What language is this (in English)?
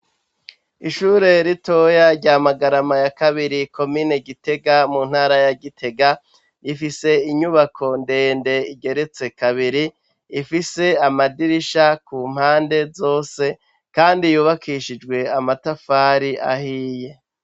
Rundi